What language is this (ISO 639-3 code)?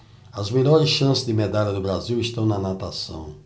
por